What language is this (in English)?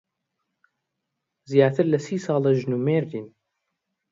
Central Kurdish